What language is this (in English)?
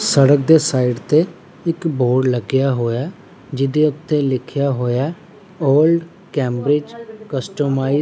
Punjabi